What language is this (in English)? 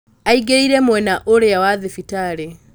Kikuyu